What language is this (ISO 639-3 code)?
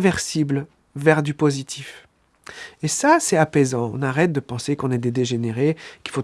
fra